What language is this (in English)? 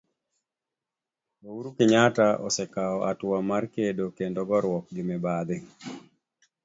Luo (Kenya and Tanzania)